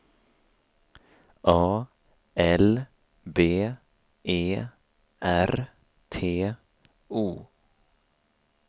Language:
Swedish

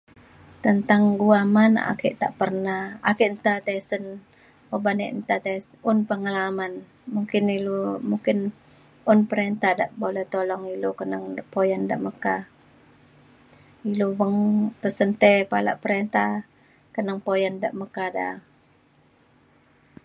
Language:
Mainstream Kenyah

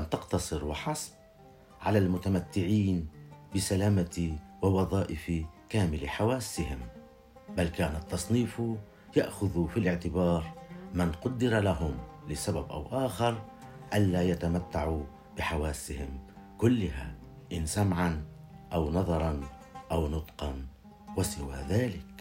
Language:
Arabic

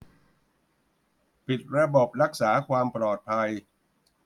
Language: Thai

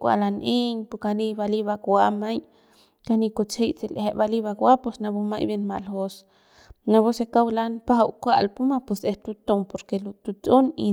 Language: Central Pame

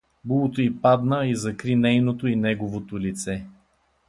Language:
Bulgarian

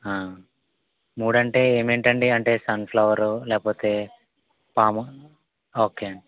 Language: Telugu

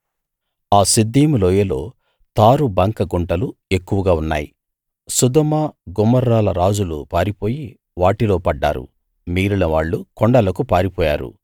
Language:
Telugu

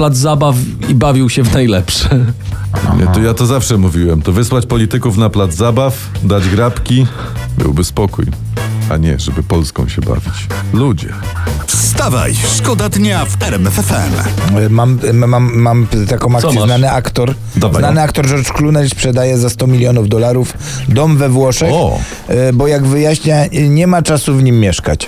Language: Polish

